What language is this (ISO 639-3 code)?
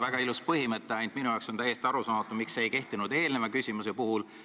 est